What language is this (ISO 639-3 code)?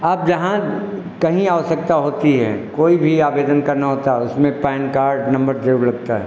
hin